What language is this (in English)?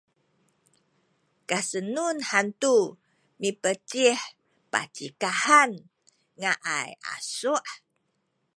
Sakizaya